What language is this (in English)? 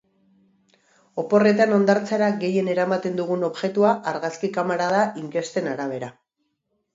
Basque